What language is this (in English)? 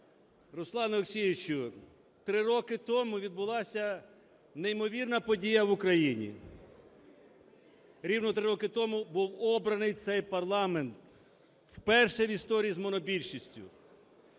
Ukrainian